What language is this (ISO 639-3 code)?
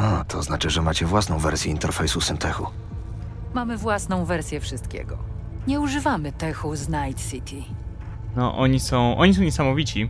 pol